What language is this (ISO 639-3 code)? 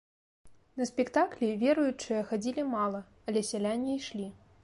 bel